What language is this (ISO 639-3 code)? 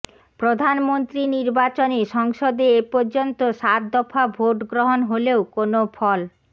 ben